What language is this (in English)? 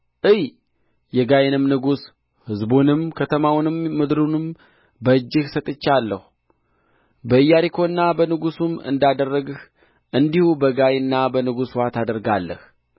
Amharic